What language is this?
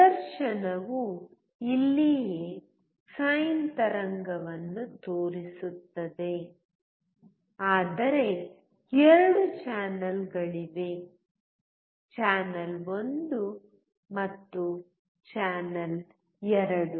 Kannada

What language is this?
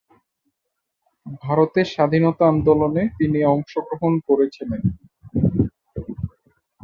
Bangla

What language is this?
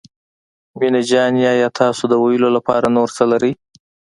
Pashto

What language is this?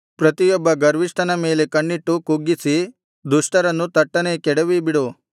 Kannada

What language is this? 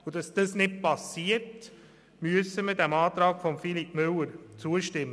Swiss German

